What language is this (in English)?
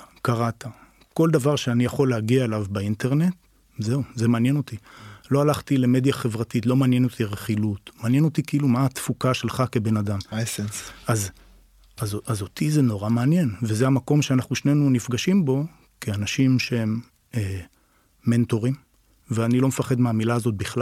Hebrew